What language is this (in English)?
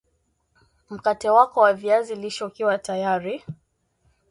Swahili